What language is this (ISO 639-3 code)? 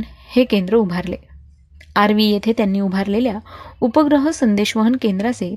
mar